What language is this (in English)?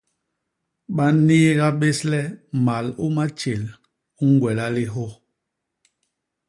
Basaa